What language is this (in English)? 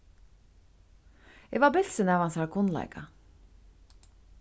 Faroese